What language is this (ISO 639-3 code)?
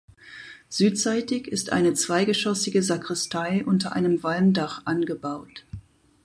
deu